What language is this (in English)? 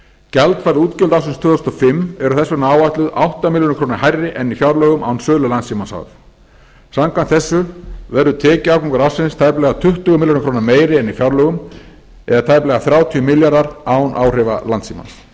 Icelandic